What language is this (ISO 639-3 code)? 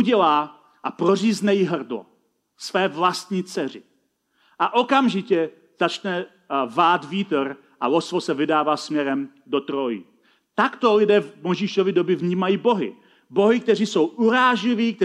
ces